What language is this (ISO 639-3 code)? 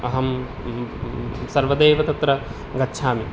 san